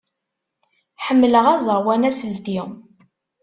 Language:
Kabyle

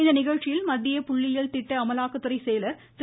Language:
Tamil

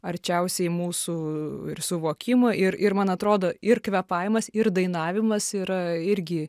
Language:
Lithuanian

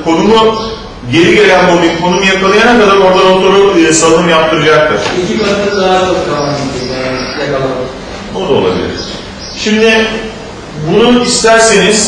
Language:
Turkish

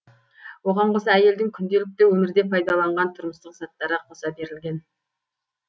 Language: Kazakh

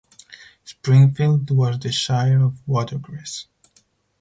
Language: English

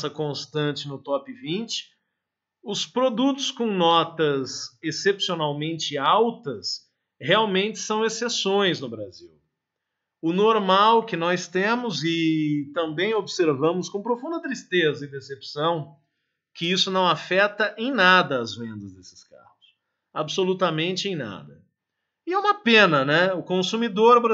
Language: Portuguese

